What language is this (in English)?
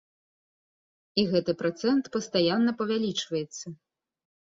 Belarusian